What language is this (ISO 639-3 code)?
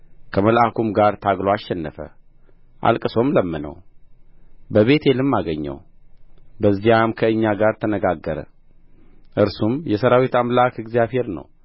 amh